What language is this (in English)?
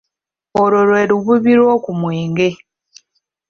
Ganda